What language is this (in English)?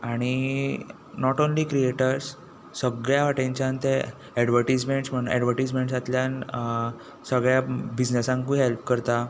Konkani